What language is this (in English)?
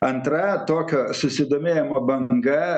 Lithuanian